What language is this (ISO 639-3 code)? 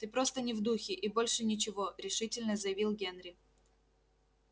rus